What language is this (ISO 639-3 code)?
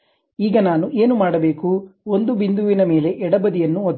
kan